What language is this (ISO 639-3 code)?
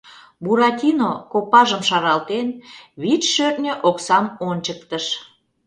chm